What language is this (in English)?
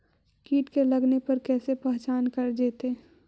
Magahi